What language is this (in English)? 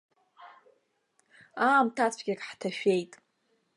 Abkhazian